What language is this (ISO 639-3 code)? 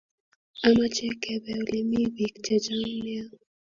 kln